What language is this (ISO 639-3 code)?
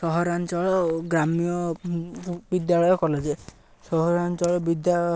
ori